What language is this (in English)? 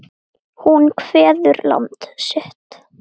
Icelandic